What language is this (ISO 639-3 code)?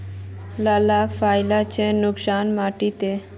mag